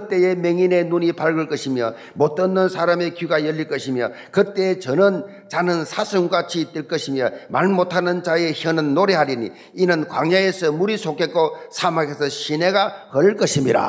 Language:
Korean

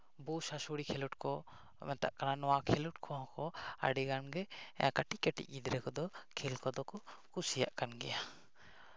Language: Santali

